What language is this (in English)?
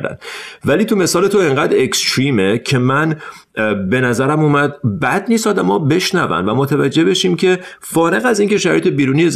Persian